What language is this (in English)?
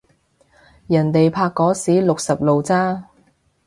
Cantonese